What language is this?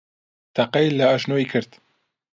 Central Kurdish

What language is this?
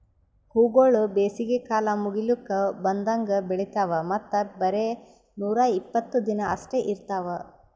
Kannada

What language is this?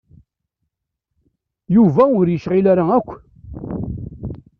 Kabyle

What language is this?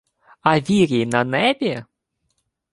Ukrainian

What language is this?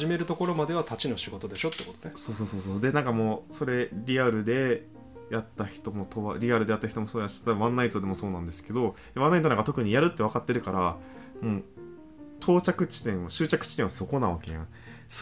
Japanese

